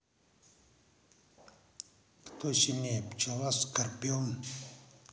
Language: Russian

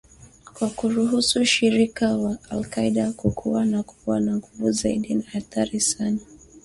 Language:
Swahili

